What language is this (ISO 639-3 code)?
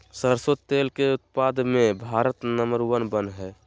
mag